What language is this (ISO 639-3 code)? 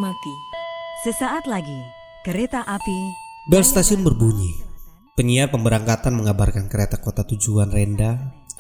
ind